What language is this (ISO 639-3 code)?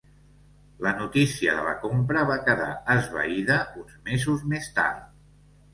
cat